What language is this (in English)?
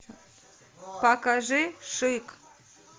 Russian